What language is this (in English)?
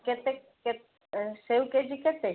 Odia